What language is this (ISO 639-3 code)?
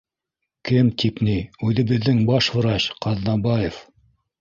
bak